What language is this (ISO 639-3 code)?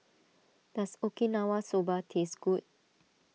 eng